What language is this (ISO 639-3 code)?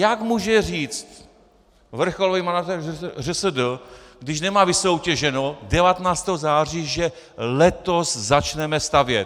ces